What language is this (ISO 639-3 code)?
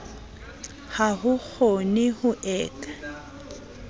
sot